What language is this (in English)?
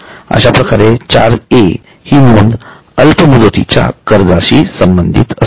Marathi